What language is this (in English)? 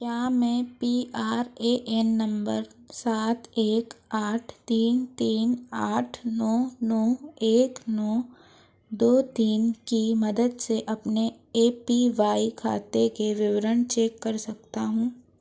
Hindi